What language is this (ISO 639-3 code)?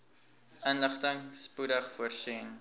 afr